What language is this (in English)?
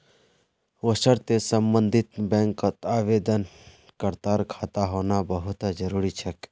Magahi